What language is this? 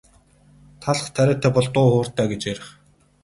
Mongolian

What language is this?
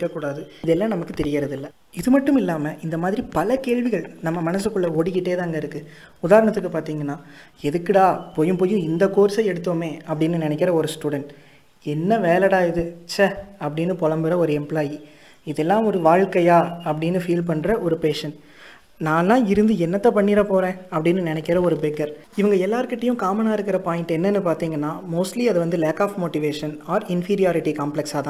Tamil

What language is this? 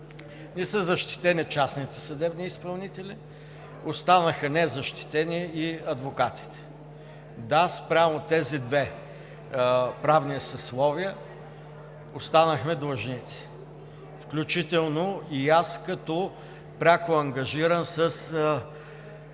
Bulgarian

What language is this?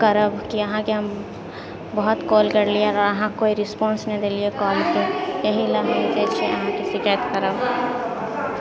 Maithili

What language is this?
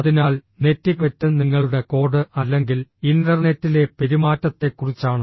Malayalam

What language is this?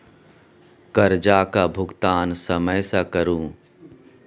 Maithili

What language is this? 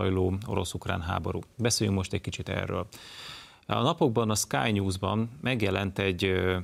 Hungarian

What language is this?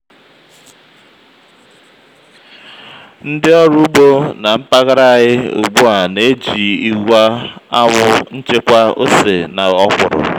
Igbo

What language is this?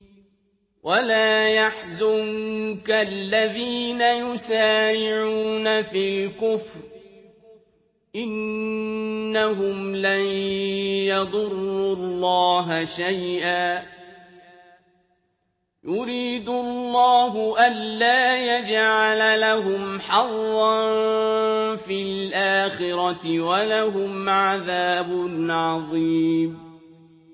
Arabic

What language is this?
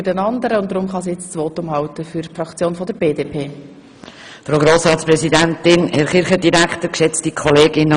Swiss German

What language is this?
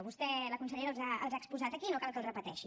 Catalan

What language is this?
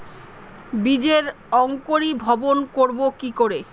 Bangla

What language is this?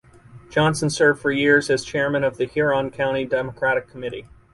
English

